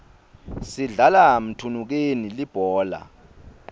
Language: Swati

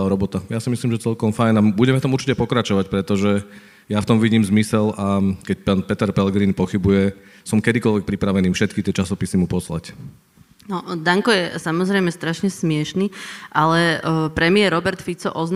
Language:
Slovak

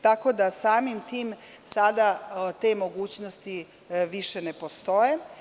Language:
Serbian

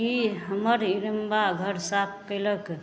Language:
Maithili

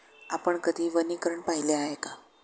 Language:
Marathi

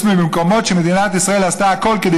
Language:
Hebrew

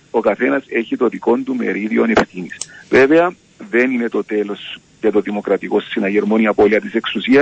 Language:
Greek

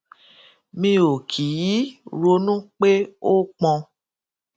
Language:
Yoruba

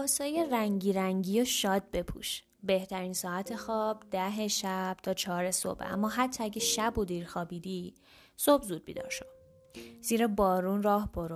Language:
Persian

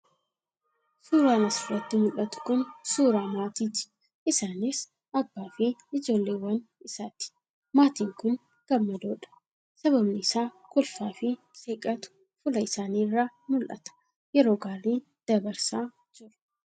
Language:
Oromo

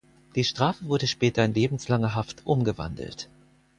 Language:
German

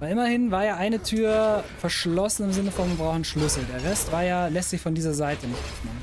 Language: German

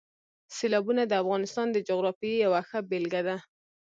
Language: Pashto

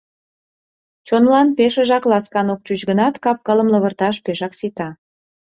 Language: Mari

